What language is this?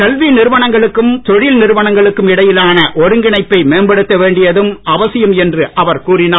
Tamil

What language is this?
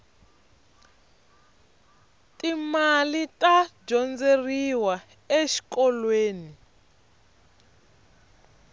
Tsonga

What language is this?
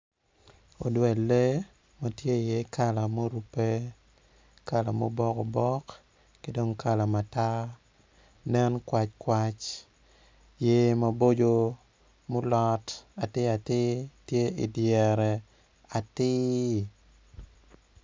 Acoli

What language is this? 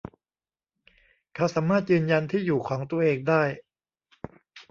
Thai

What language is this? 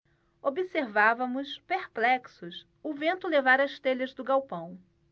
Portuguese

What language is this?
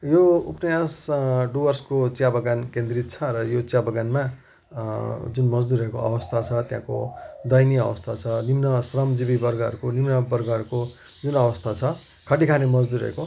Nepali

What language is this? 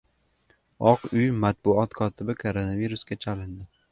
Uzbek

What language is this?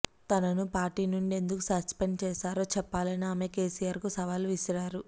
Telugu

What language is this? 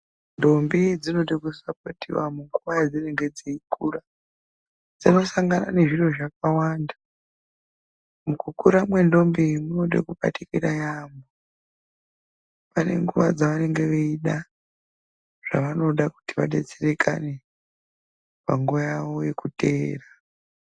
Ndau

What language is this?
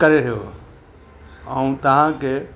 Sindhi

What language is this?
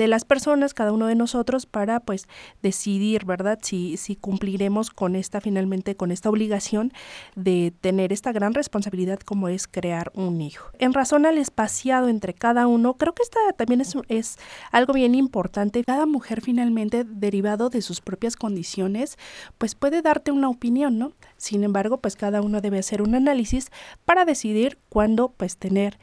Spanish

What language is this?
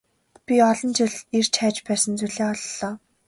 Mongolian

